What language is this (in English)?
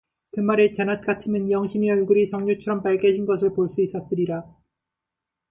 Korean